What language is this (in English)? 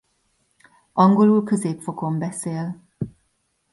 Hungarian